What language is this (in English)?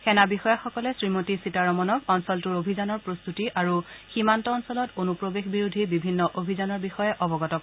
Assamese